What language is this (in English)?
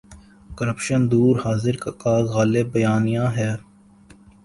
Urdu